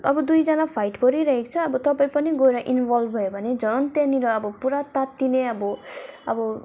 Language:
Nepali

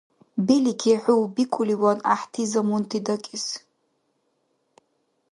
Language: Dargwa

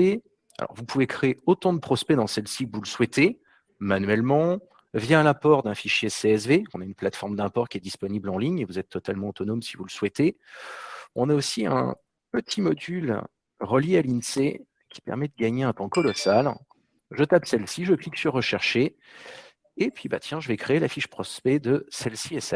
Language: French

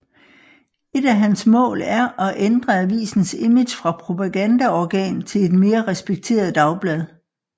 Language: Danish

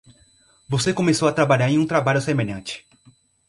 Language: Portuguese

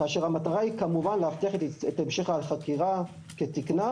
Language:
Hebrew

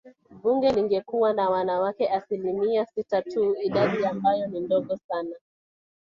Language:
Swahili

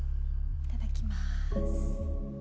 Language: Japanese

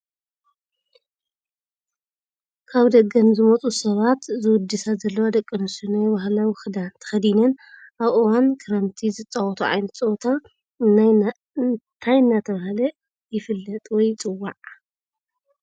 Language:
Tigrinya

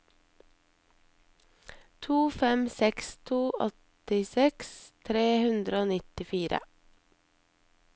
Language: Norwegian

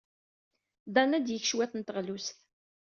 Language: Kabyle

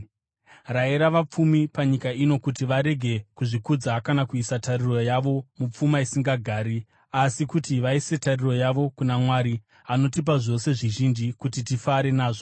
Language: Shona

